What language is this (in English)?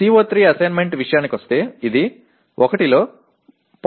Telugu